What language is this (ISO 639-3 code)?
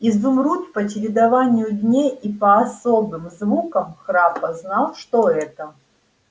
rus